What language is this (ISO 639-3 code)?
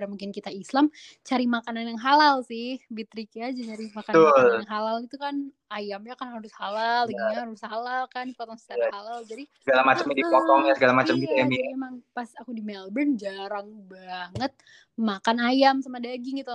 ind